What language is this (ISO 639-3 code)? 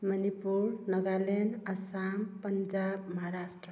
mni